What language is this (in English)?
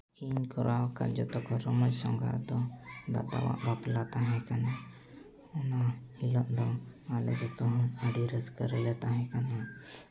Santali